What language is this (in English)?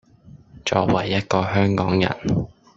Cantonese